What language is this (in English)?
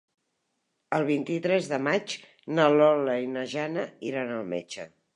Catalan